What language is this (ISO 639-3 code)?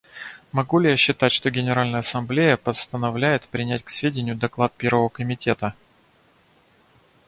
rus